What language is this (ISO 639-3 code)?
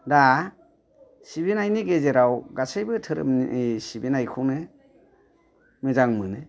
brx